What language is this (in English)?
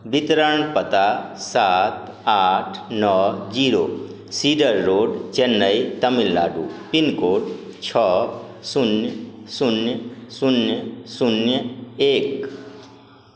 Maithili